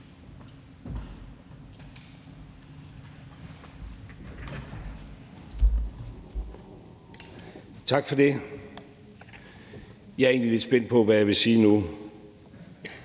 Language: Danish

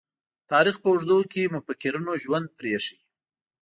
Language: Pashto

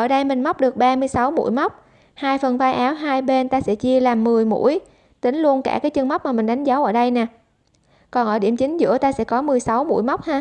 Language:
Vietnamese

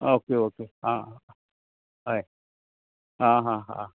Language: Konkani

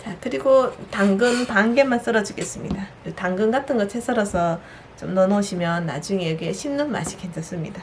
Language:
Korean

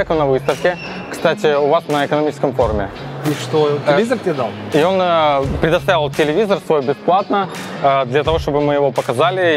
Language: Russian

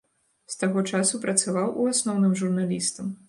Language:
Belarusian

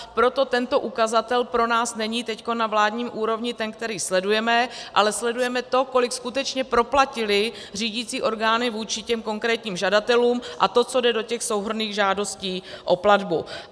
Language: Czech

